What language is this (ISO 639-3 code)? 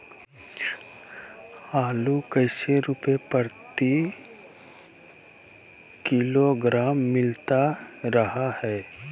mag